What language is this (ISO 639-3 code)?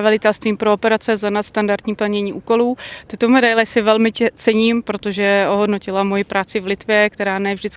ces